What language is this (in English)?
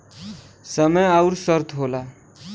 Bhojpuri